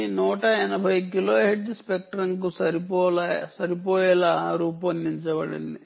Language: Telugu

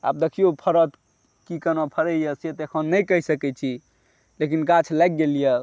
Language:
Maithili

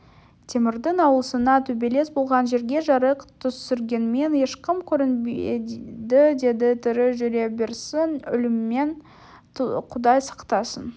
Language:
Kazakh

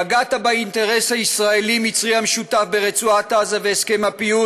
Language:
Hebrew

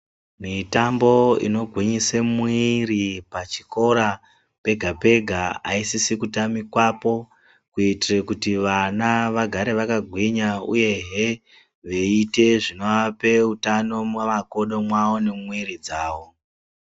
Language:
Ndau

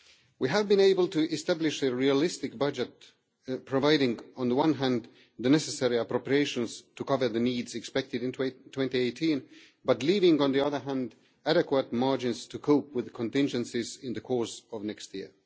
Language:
English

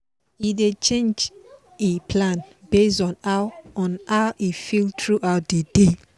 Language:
Nigerian Pidgin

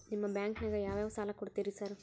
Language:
Kannada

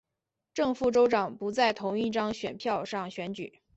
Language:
Chinese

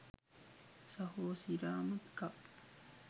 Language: Sinhala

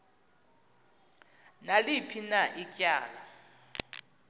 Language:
Xhosa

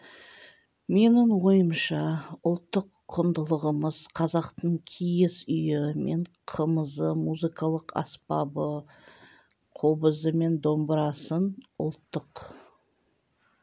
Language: Kazakh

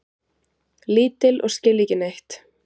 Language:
Icelandic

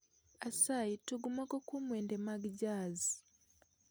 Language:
Luo (Kenya and Tanzania)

